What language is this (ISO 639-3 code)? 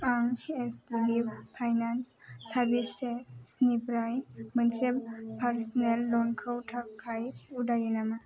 brx